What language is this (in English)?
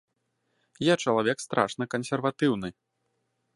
Belarusian